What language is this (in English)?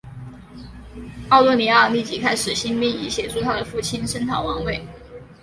Chinese